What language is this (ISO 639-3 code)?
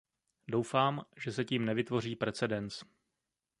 ces